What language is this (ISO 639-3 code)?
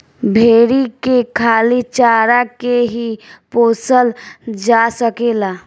bho